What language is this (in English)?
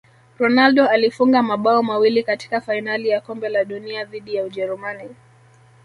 Swahili